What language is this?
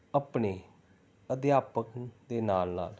Punjabi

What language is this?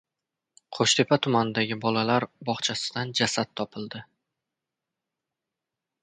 Uzbek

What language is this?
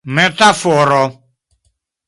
Esperanto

